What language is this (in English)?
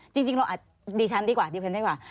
Thai